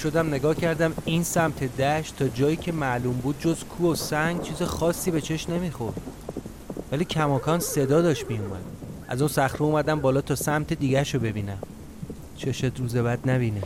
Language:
Persian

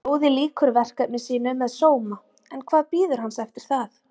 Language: Icelandic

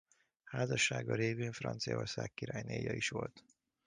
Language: Hungarian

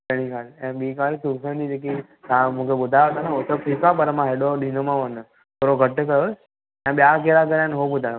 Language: Sindhi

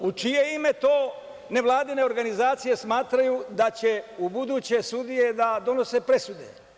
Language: Serbian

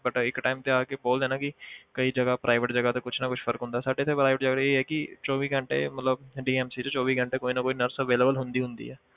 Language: Punjabi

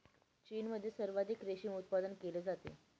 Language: Marathi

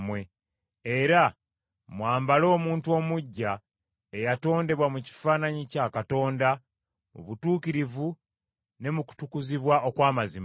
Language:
Ganda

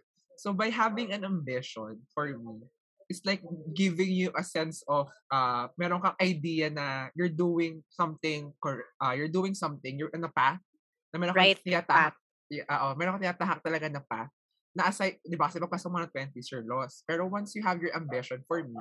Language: Filipino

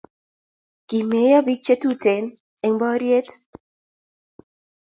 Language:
Kalenjin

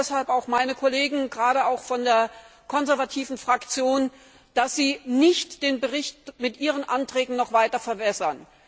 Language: German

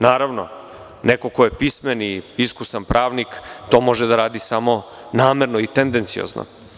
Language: Serbian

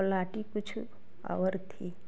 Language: Hindi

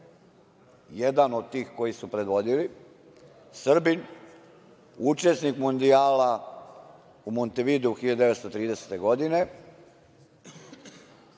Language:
Serbian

